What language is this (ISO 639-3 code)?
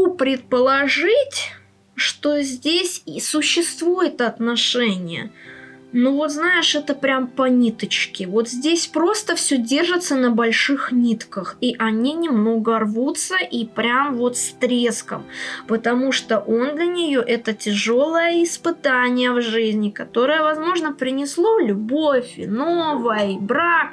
rus